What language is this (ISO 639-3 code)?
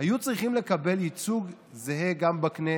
heb